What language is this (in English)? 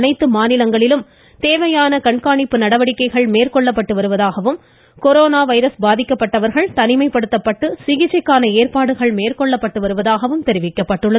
Tamil